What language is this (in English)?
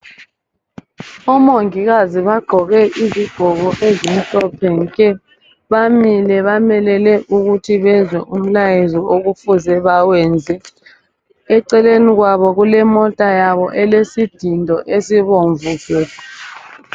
North Ndebele